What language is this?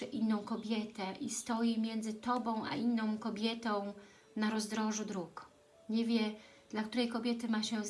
Polish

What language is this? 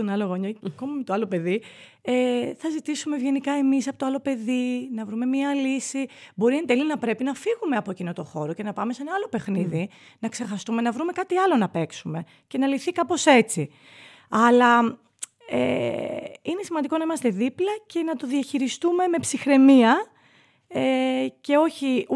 Greek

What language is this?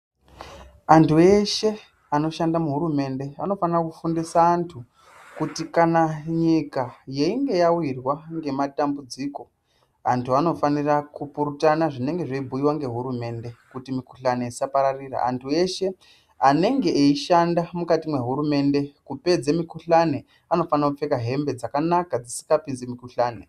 Ndau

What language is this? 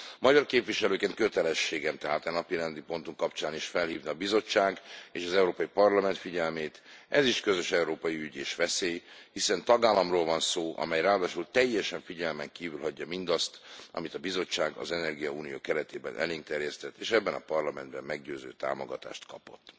Hungarian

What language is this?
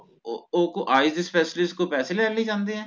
Punjabi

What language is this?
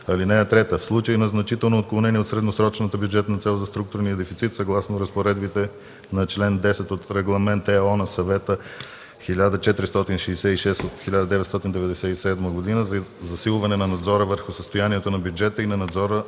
Bulgarian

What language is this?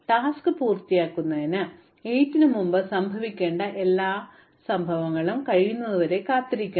Malayalam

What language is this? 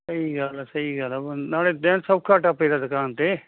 Punjabi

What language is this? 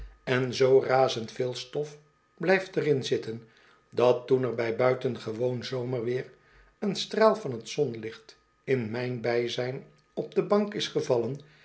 Dutch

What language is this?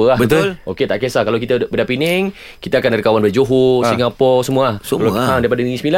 Malay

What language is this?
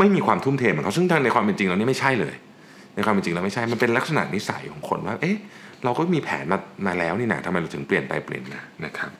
Thai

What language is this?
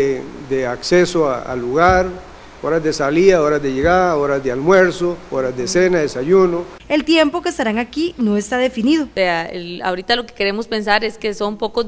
Spanish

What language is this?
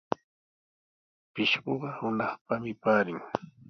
Sihuas Ancash Quechua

